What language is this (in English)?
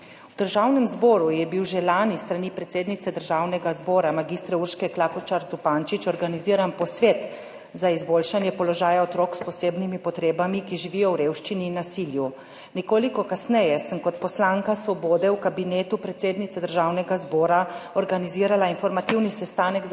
Slovenian